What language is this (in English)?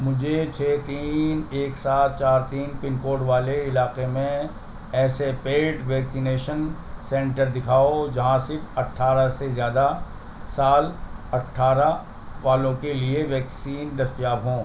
Urdu